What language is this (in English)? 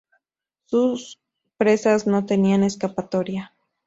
Spanish